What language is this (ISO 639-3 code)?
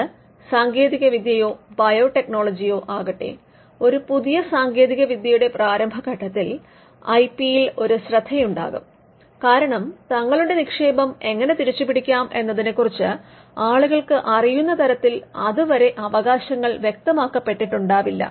mal